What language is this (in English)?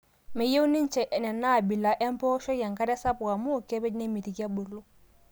Masai